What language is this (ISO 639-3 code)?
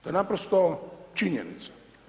hrv